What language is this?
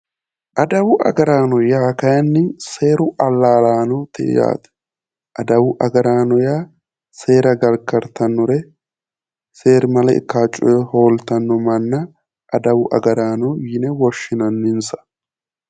Sidamo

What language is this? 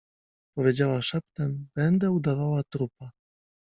Polish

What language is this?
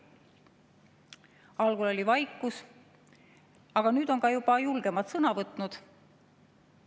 Estonian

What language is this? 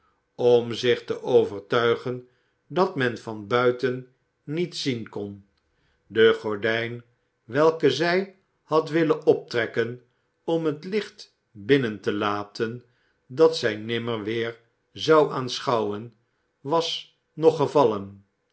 Dutch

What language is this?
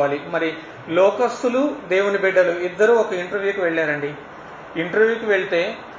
Telugu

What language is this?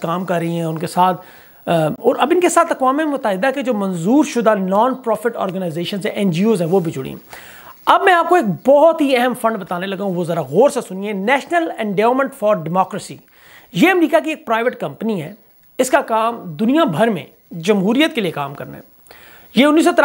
Hindi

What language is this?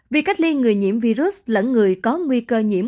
Vietnamese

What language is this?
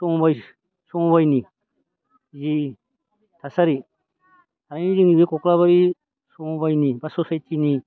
Bodo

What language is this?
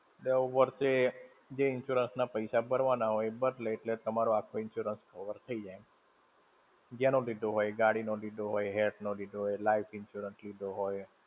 Gujarati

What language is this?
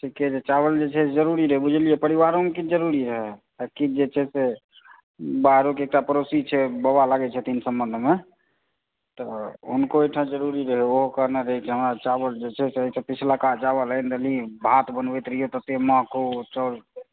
Maithili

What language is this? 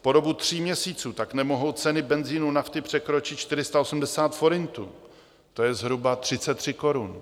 Czech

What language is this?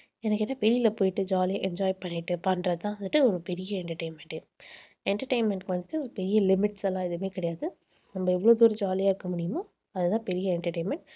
Tamil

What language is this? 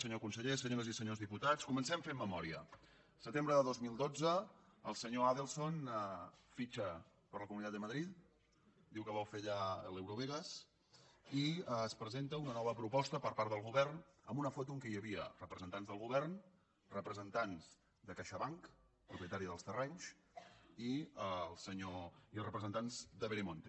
Catalan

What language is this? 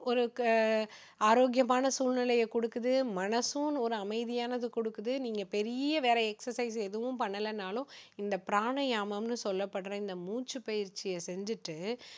Tamil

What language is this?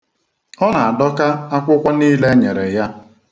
Igbo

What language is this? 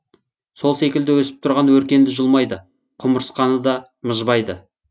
Kazakh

